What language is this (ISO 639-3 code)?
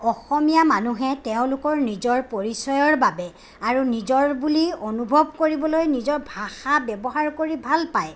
asm